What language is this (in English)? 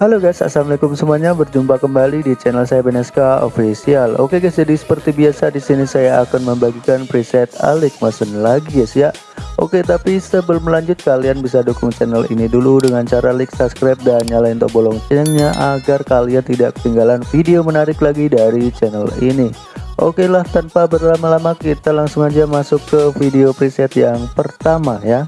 Indonesian